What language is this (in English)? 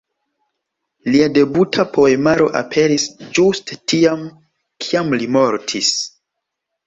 Esperanto